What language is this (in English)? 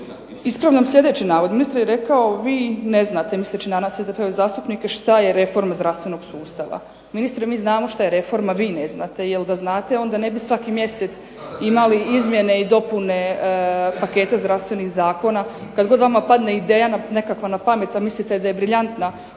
Croatian